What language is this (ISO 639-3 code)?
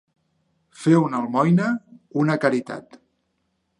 cat